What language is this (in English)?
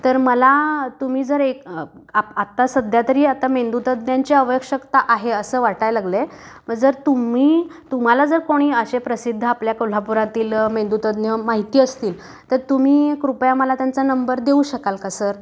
Marathi